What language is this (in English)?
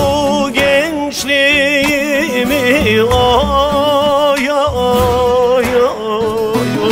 Turkish